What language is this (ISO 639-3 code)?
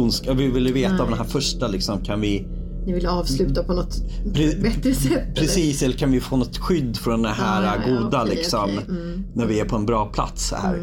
swe